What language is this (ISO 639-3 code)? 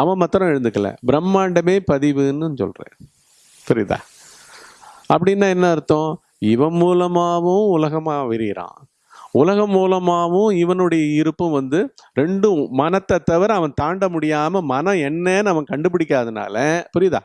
tam